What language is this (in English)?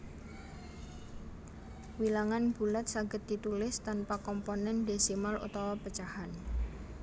Javanese